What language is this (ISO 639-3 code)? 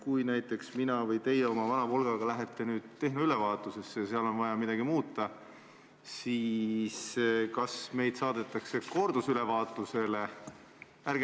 est